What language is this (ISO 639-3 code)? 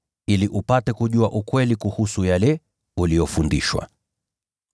swa